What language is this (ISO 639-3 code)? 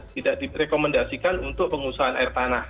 ind